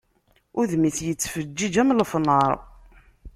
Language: Kabyle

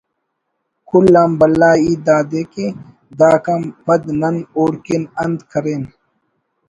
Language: Brahui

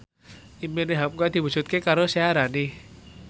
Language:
Javanese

